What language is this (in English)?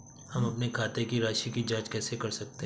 Hindi